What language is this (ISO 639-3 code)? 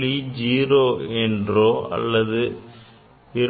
tam